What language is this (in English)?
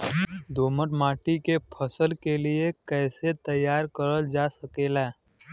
Bhojpuri